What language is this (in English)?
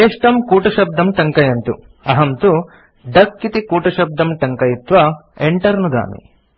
Sanskrit